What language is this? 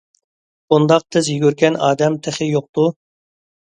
Uyghur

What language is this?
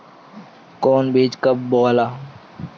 Bhojpuri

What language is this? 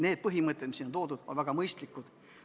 Estonian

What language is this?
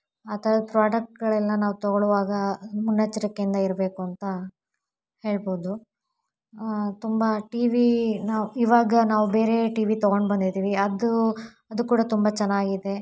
Kannada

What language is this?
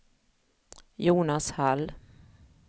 Swedish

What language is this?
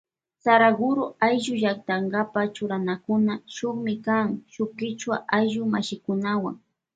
Loja Highland Quichua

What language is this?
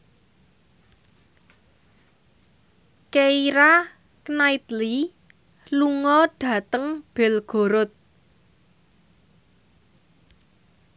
Javanese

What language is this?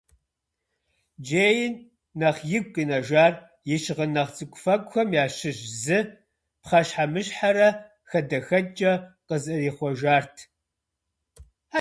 Kabardian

